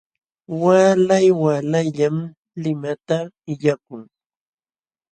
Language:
Jauja Wanca Quechua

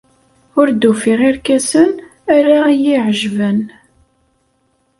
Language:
Kabyle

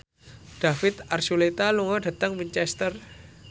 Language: Javanese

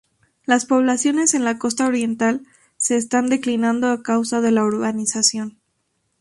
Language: Spanish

